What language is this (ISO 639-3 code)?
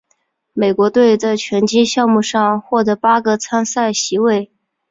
zho